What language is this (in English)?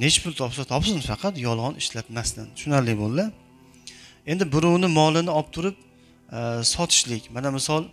Turkish